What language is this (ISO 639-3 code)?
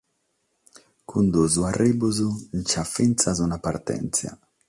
srd